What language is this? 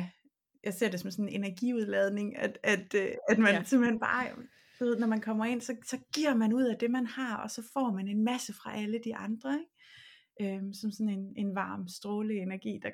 Danish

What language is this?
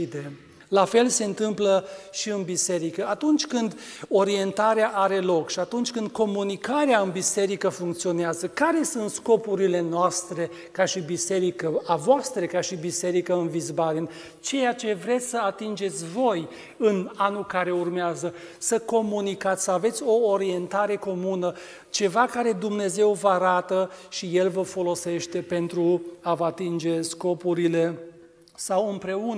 Romanian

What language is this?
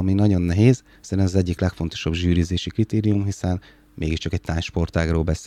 Hungarian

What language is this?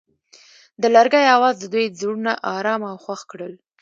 Pashto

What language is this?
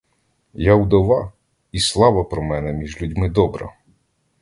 Ukrainian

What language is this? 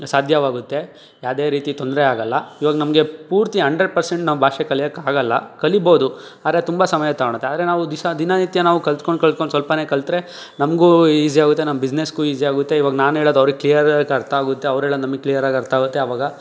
Kannada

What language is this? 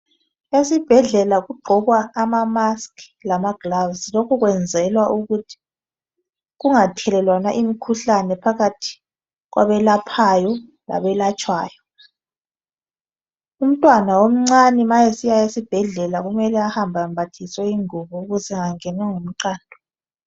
North Ndebele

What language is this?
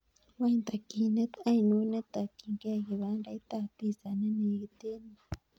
Kalenjin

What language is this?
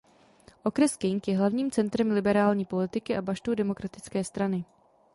Czech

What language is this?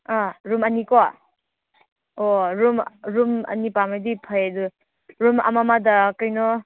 Manipuri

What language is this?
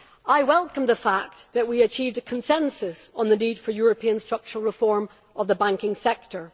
English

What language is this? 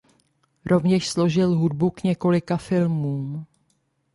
Czech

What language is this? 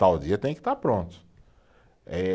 Portuguese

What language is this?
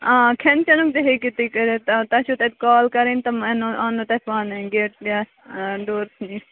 Kashmiri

